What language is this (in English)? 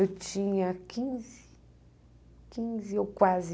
Portuguese